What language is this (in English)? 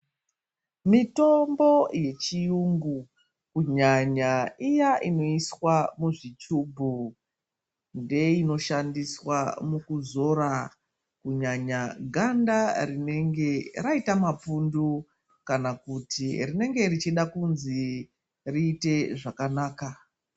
Ndau